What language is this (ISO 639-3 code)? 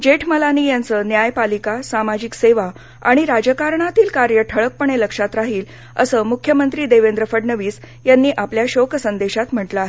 mar